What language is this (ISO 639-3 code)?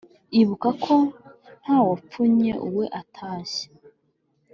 kin